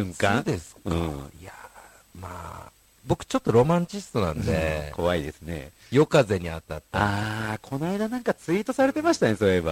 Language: Japanese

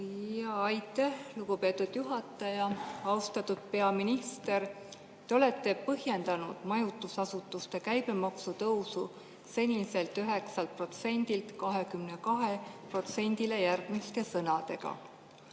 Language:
Estonian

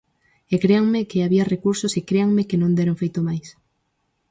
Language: Galician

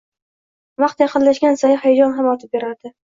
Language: Uzbek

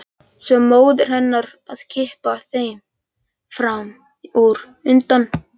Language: Icelandic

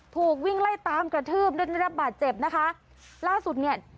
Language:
Thai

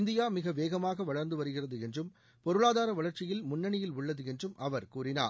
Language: Tamil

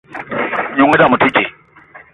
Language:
Eton (Cameroon)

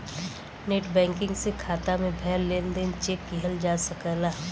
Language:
Bhojpuri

